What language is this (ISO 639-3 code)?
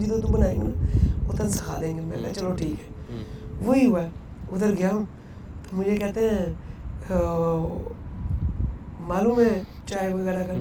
urd